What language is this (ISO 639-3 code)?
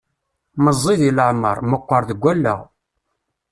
kab